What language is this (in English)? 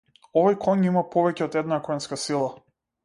Macedonian